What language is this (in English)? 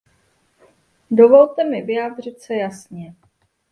Czech